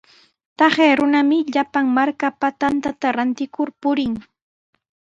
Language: Sihuas Ancash Quechua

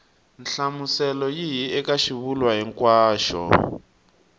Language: Tsonga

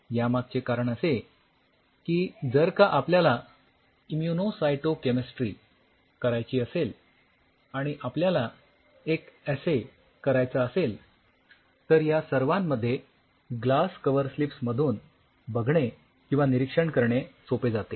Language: Marathi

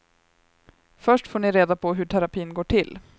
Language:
Swedish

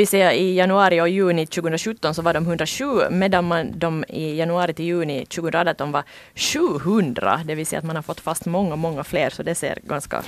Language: Swedish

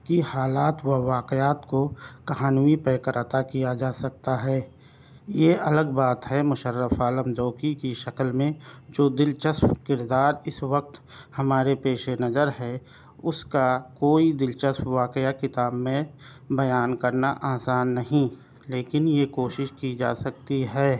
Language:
Urdu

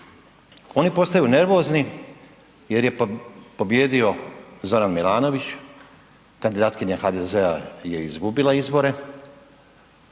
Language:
Croatian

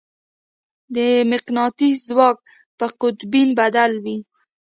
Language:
Pashto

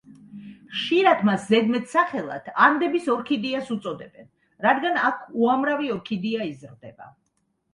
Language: Georgian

